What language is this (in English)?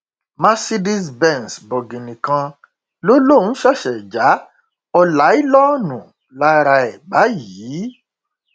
Yoruba